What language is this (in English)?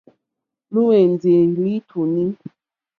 Mokpwe